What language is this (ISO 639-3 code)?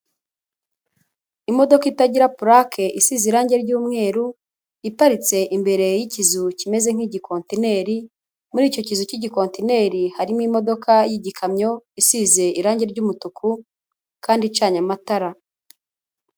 kin